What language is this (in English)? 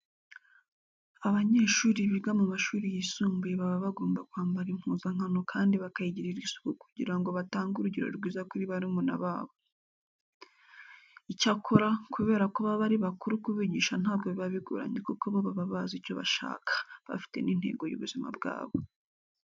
Kinyarwanda